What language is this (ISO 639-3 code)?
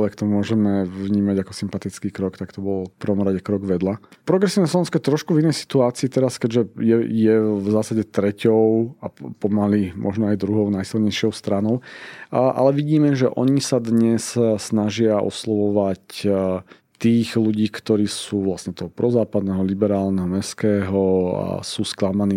slk